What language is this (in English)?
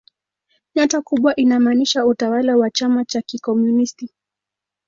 Swahili